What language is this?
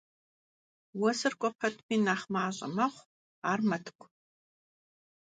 Kabardian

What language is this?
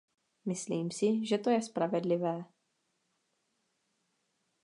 Czech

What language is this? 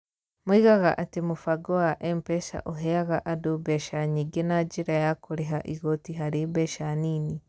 Kikuyu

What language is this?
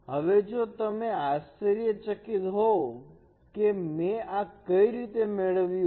Gujarati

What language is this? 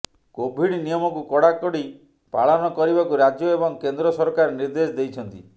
Odia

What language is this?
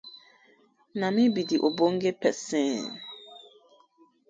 Nigerian Pidgin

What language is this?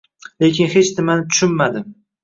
Uzbek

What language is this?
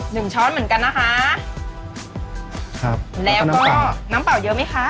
Thai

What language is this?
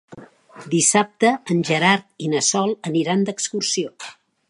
Catalan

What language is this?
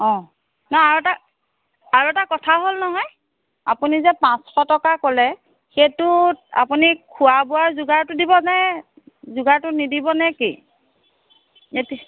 Assamese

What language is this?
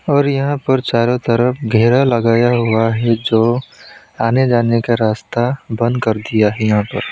Hindi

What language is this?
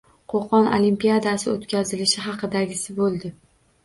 Uzbek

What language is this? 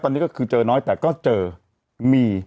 Thai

